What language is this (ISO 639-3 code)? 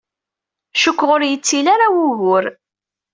kab